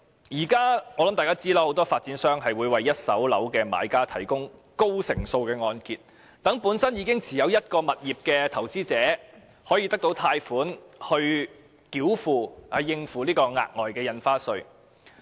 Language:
Cantonese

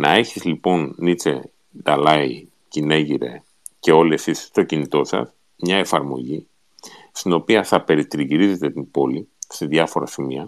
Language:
Greek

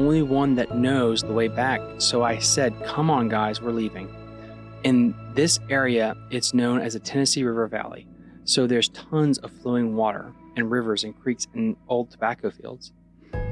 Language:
English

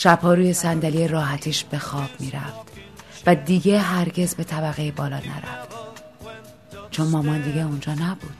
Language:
Persian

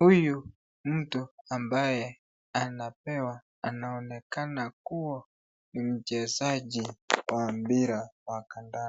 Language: Swahili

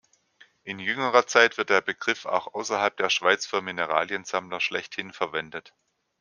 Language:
German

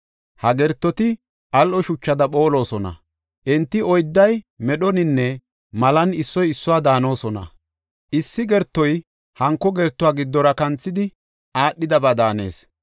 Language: Gofa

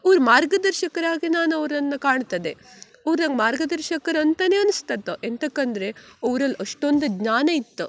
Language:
Kannada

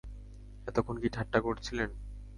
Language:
Bangla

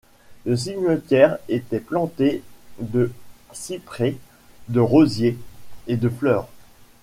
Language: French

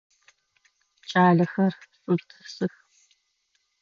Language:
Adyghe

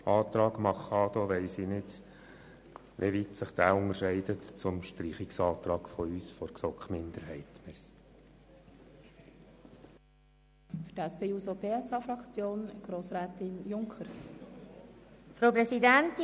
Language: Swiss German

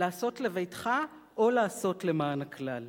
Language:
Hebrew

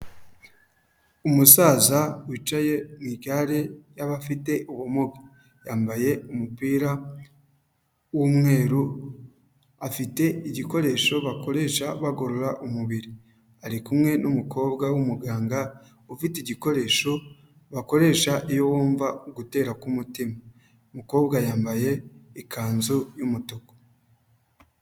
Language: Kinyarwanda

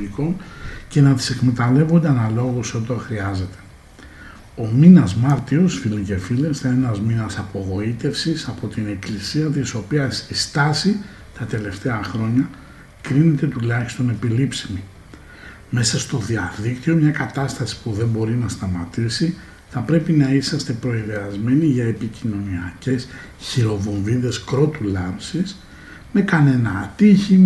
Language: Greek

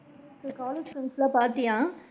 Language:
Tamil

